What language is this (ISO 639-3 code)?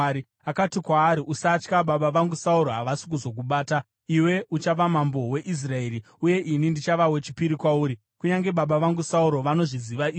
sna